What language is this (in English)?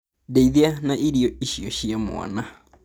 Kikuyu